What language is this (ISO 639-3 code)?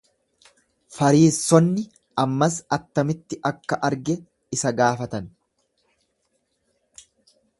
orm